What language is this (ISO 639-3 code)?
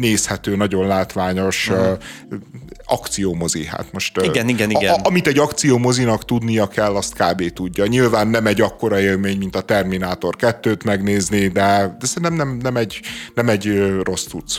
hun